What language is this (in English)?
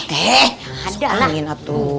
Indonesian